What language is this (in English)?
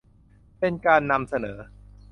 Thai